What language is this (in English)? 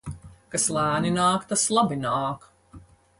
Latvian